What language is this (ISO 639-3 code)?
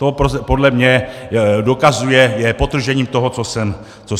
ces